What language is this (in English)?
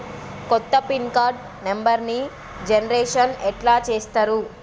Telugu